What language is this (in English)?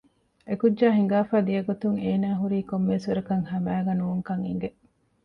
Divehi